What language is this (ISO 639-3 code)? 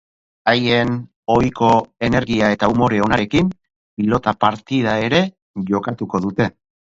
eus